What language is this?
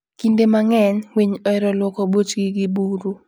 Luo (Kenya and Tanzania)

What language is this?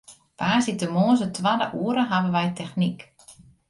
Western Frisian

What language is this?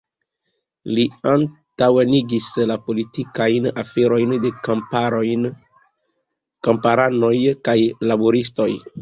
Esperanto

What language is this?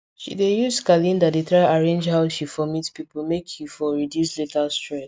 Nigerian Pidgin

